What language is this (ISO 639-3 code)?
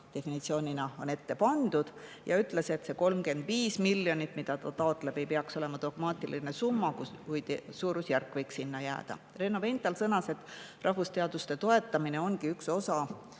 est